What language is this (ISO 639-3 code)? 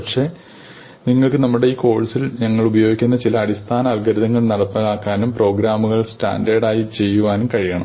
mal